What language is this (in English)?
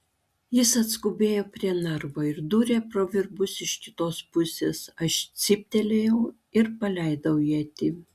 Lithuanian